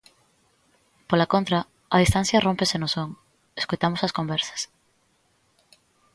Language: Galician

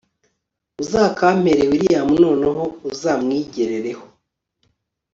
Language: Kinyarwanda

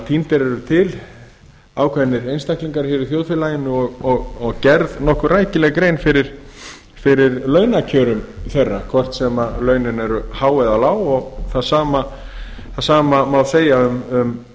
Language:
Icelandic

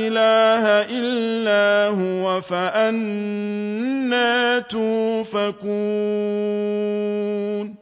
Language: Arabic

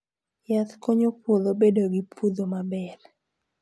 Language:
Luo (Kenya and Tanzania)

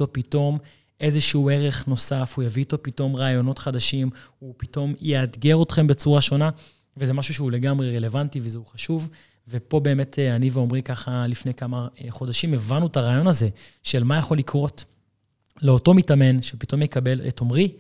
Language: Hebrew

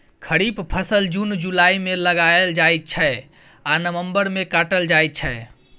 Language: Maithili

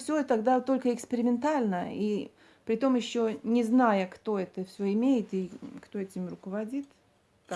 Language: Russian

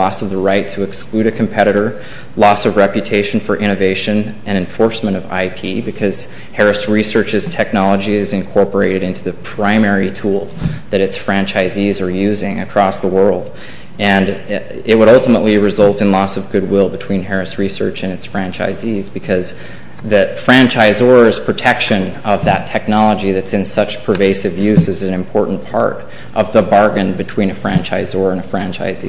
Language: English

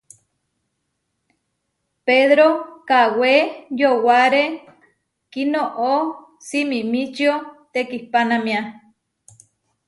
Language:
Huarijio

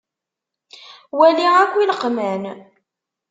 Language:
Kabyle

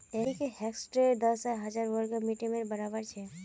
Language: Magahi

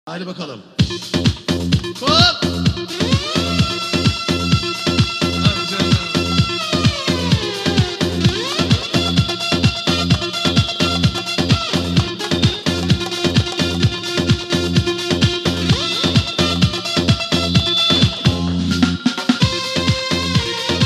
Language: Turkish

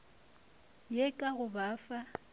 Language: Northern Sotho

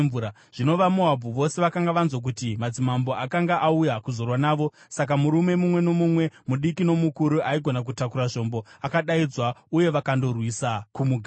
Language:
Shona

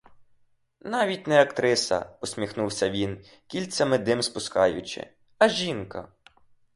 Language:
Ukrainian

